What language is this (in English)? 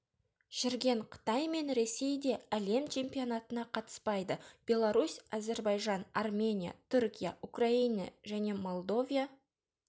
Kazakh